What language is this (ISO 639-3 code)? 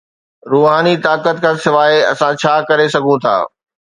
snd